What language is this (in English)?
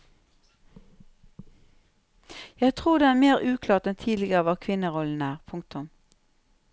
Norwegian